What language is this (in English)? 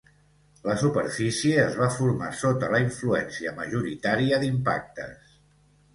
Catalan